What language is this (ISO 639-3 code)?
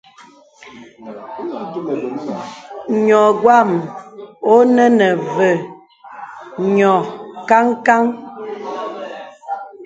beb